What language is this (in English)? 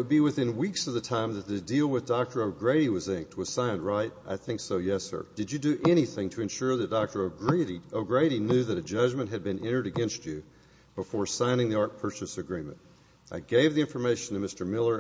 English